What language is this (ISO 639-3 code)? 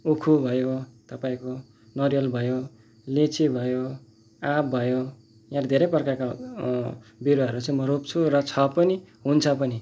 nep